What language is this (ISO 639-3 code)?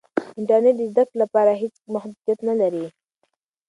pus